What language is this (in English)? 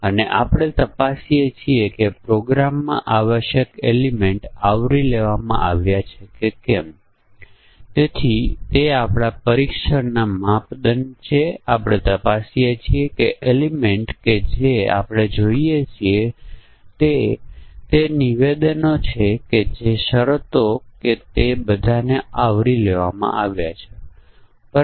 Gujarati